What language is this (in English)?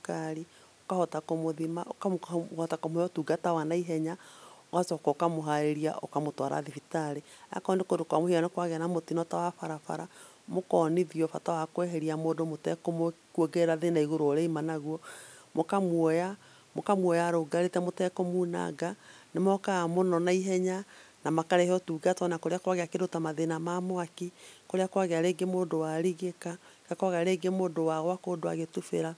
Kikuyu